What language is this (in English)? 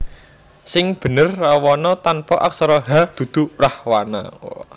Javanese